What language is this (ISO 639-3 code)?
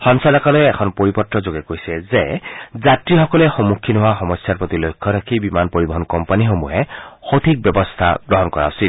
asm